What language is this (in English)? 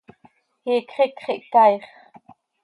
Seri